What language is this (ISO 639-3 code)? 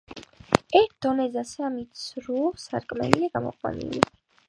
kat